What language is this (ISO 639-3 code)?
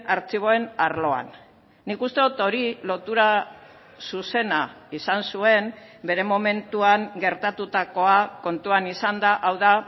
eus